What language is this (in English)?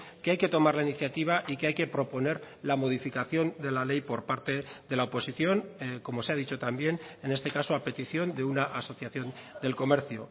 Spanish